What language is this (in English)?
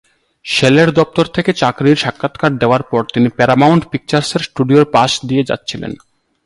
Bangla